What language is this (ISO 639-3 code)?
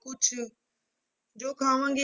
pan